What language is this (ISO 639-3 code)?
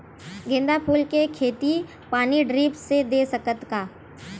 hne